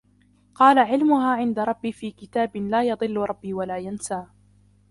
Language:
Arabic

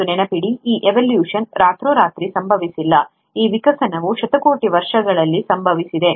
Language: Kannada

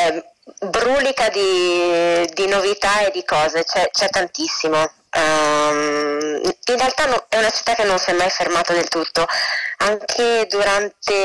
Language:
Italian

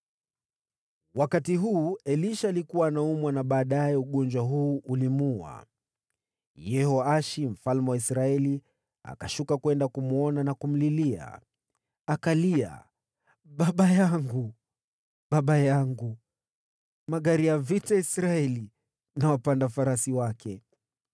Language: Swahili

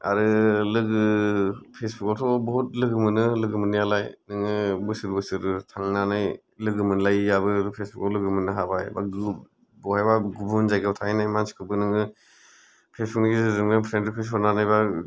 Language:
Bodo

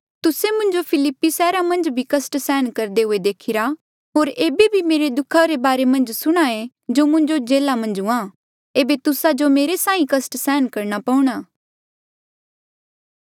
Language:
Mandeali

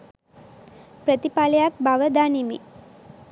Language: Sinhala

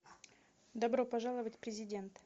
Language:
Russian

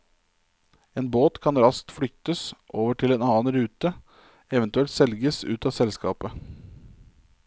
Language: Norwegian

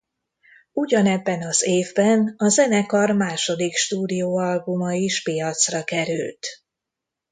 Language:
Hungarian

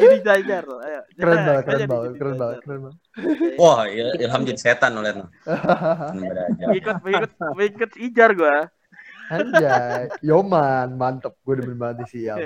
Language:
Indonesian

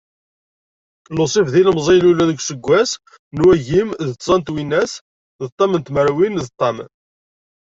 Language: Kabyle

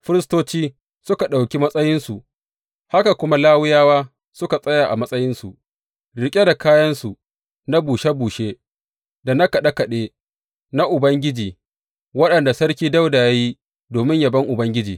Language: Hausa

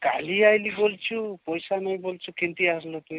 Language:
Odia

